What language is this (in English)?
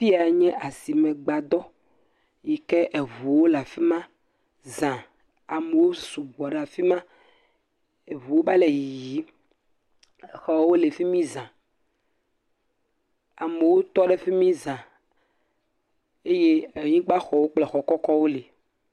Ewe